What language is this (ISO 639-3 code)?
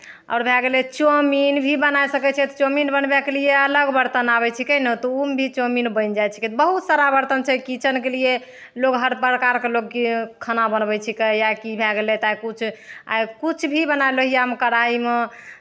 mai